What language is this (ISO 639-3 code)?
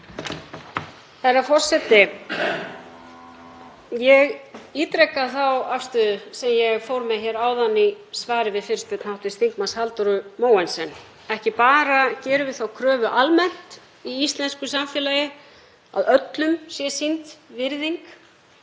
isl